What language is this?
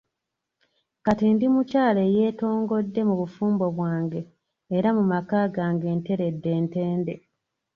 Ganda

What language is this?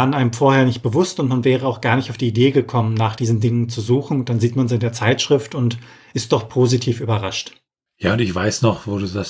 German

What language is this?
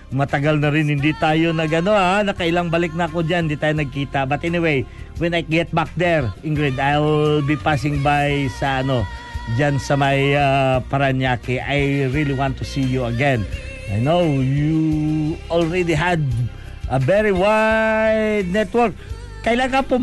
Filipino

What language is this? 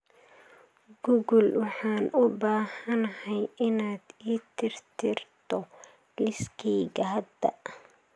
Somali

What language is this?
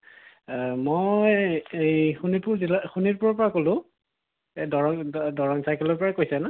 Assamese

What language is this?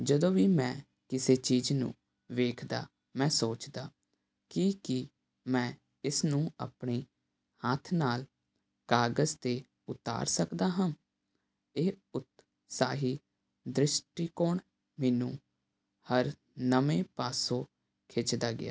Punjabi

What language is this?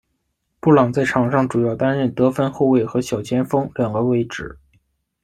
Chinese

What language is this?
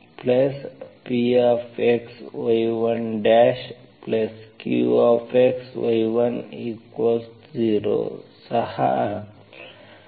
Kannada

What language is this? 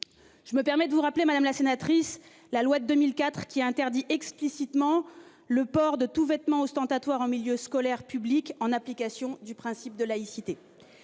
French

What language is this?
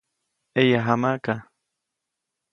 Copainalá Zoque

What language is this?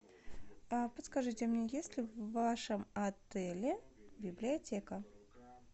Russian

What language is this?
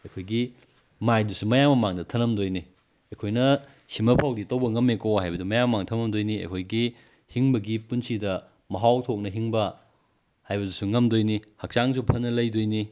Manipuri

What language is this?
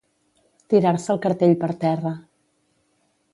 Catalan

